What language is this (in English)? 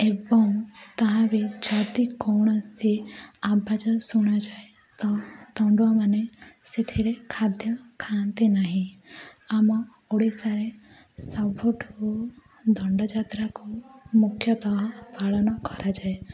Odia